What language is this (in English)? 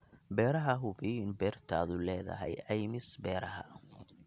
Somali